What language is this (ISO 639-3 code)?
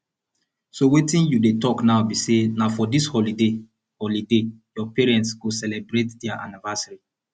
pcm